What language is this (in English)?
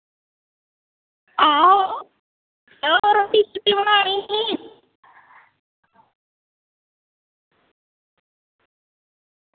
Dogri